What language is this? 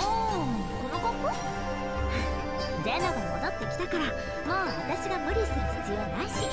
Japanese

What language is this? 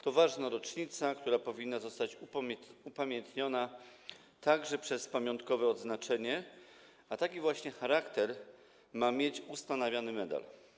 Polish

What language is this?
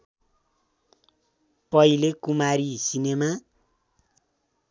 Nepali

